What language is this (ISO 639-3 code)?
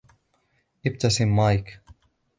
ara